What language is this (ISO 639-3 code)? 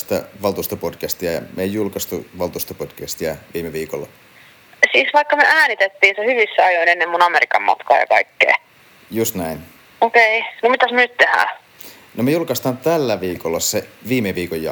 fin